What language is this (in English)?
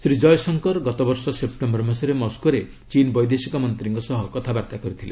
Odia